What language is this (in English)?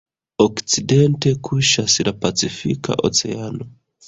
Esperanto